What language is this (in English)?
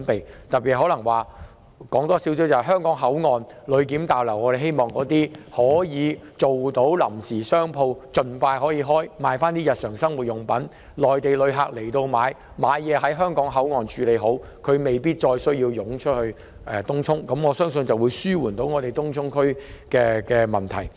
Cantonese